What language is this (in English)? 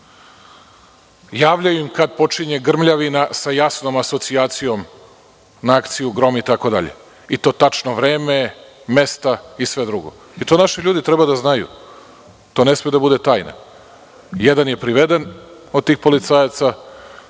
Serbian